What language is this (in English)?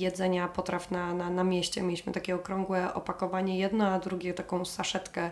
Polish